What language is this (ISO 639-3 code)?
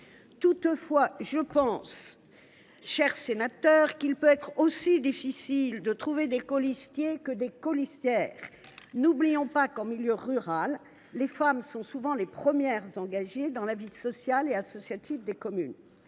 fra